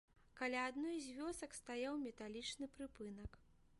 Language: Belarusian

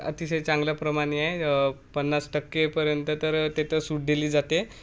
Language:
Marathi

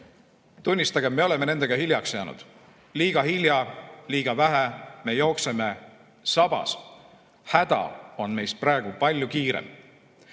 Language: Estonian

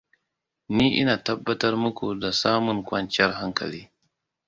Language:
Hausa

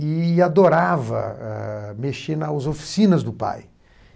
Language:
Portuguese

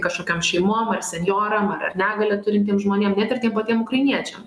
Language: Lithuanian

